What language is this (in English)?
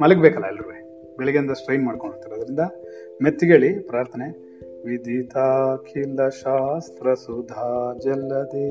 Kannada